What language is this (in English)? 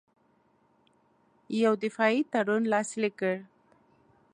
Pashto